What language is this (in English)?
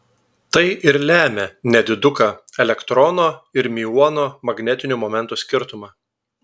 Lithuanian